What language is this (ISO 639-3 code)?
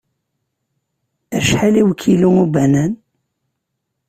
kab